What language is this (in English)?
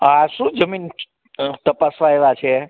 Gujarati